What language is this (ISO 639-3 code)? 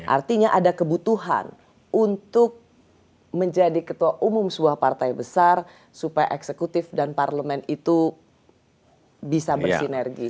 ind